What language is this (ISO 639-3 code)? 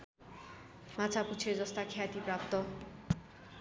nep